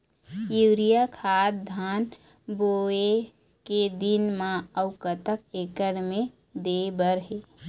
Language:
Chhattisgarhi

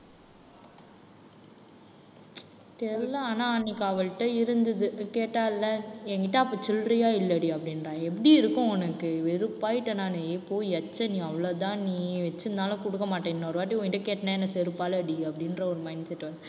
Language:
Tamil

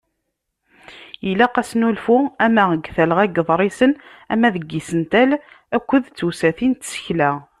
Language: Kabyle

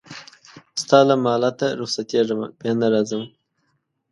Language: Pashto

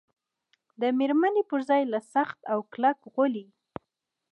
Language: Pashto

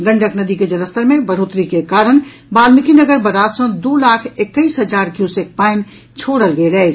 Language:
Maithili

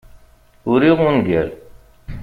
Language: Kabyle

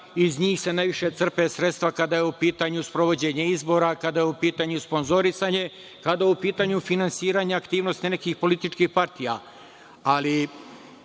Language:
Serbian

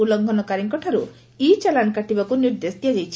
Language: Odia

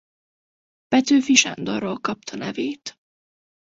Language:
Hungarian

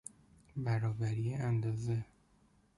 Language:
Persian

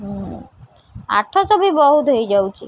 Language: Odia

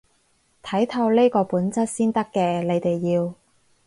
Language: Cantonese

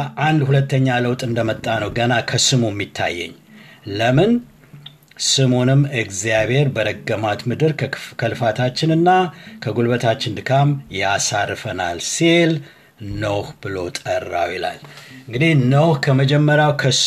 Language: Amharic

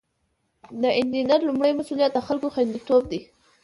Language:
Pashto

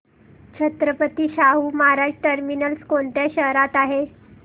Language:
Marathi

